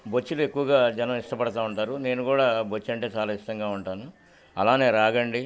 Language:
Telugu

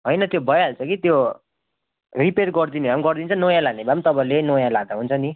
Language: Nepali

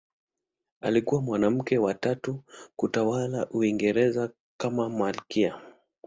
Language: Swahili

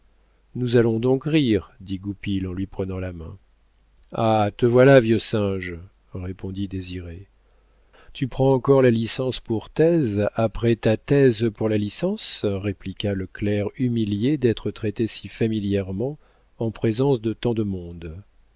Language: French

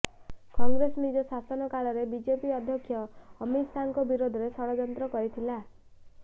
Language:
Odia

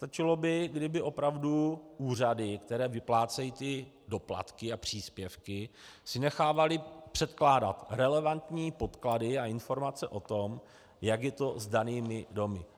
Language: Czech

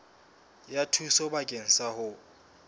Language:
Southern Sotho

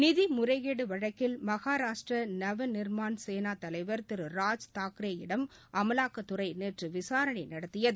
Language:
Tamil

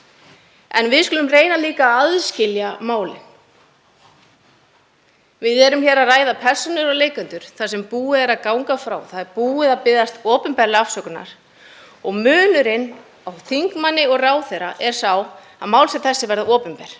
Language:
Icelandic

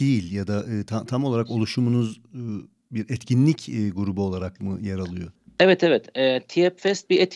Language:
Turkish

